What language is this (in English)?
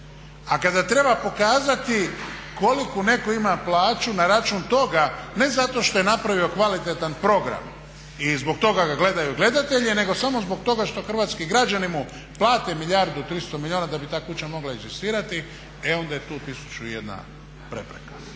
Croatian